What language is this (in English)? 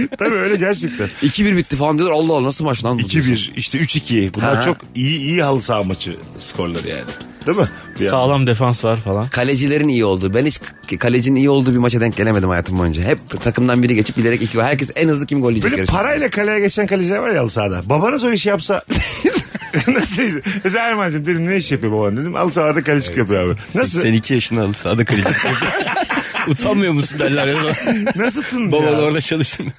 Turkish